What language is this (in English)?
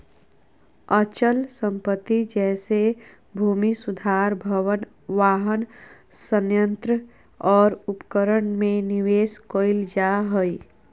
Magahi